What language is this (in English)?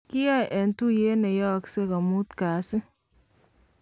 Kalenjin